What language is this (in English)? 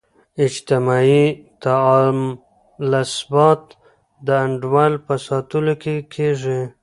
Pashto